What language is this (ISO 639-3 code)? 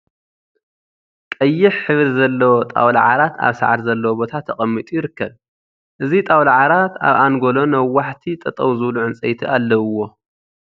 tir